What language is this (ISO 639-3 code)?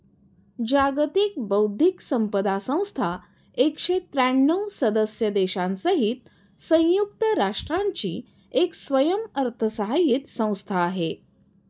mar